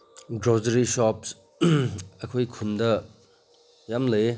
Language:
Manipuri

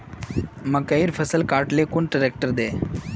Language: Magahi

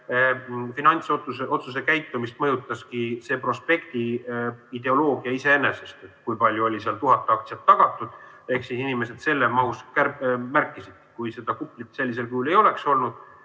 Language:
Estonian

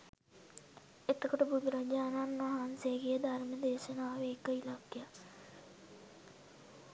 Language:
Sinhala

